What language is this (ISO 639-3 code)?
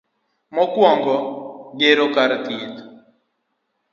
luo